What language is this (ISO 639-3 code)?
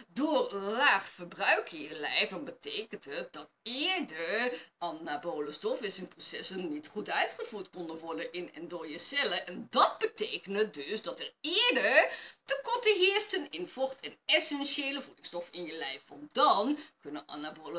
nld